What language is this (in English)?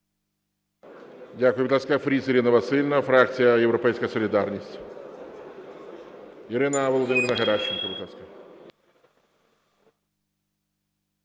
Ukrainian